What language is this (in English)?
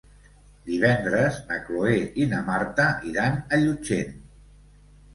Catalan